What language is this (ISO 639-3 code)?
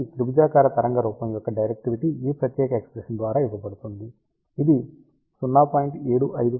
tel